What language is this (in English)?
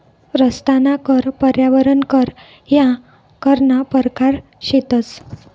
Marathi